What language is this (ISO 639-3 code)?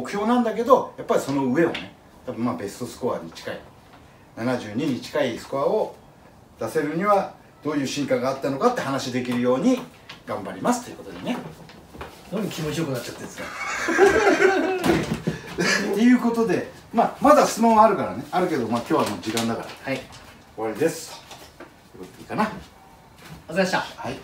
jpn